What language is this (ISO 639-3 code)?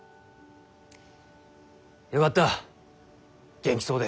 jpn